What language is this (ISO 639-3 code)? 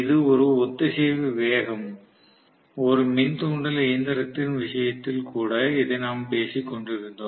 tam